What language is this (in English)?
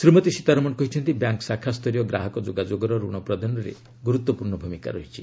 Odia